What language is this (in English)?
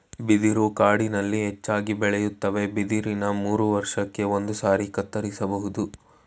Kannada